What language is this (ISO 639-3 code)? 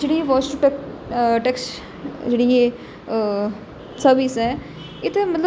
doi